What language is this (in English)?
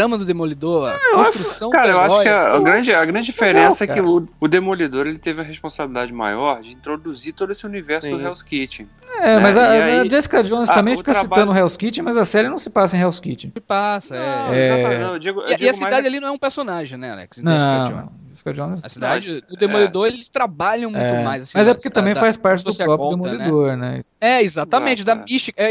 Portuguese